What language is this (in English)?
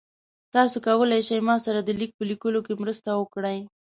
Pashto